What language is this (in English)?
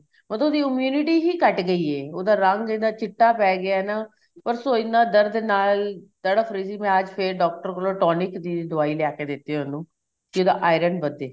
Punjabi